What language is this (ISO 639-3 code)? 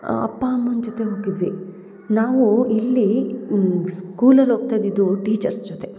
kan